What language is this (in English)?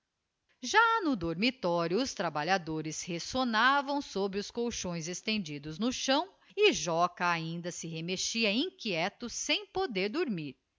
Portuguese